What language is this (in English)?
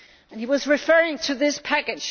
English